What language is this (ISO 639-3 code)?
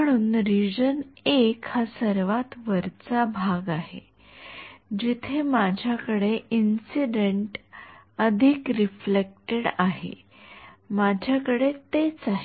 mar